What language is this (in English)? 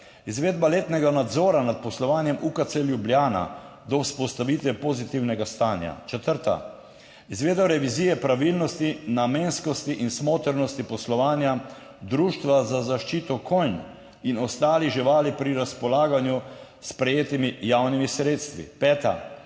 Slovenian